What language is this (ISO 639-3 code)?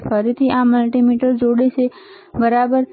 guj